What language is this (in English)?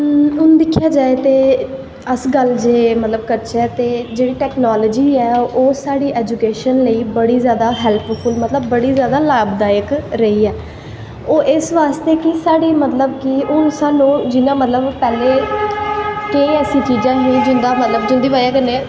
Dogri